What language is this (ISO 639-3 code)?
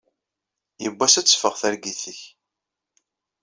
kab